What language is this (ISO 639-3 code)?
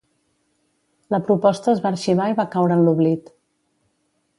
cat